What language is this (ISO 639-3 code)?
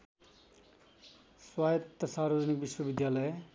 nep